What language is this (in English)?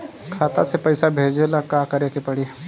Bhojpuri